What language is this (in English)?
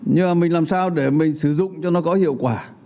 Vietnamese